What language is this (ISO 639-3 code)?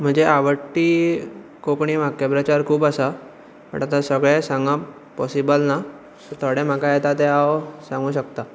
kok